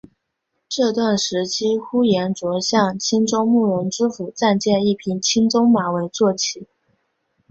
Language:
Chinese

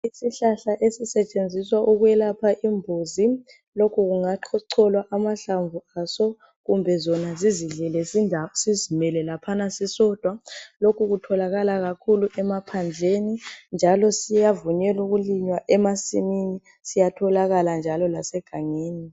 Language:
North Ndebele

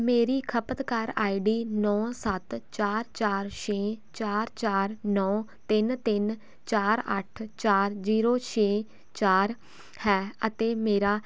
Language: Punjabi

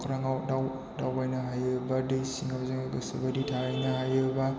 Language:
Bodo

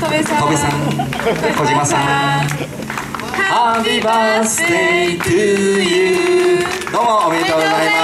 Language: Japanese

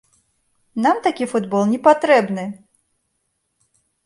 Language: Belarusian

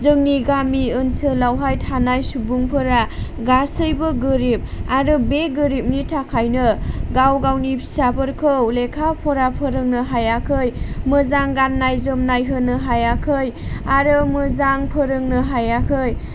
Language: Bodo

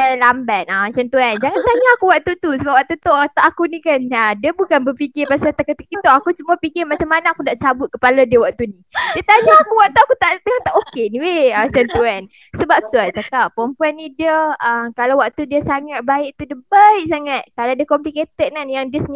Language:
Malay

